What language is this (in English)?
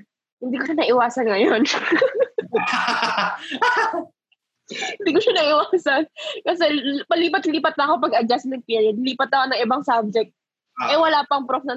Filipino